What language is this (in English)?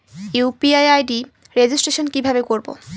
Bangla